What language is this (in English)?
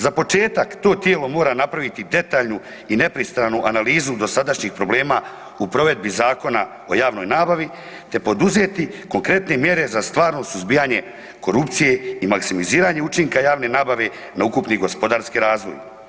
Croatian